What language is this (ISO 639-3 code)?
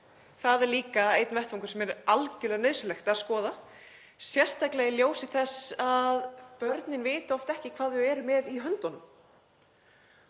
isl